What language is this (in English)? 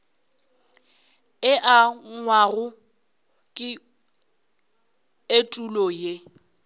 Northern Sotho